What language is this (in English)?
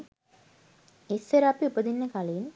Sinhala